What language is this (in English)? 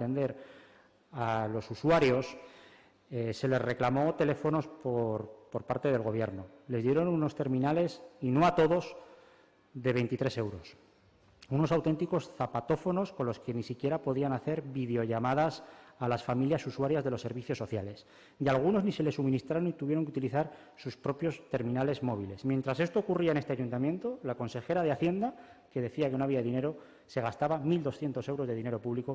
Spanish